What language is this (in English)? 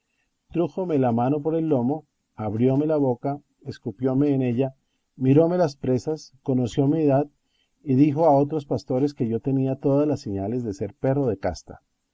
Spanish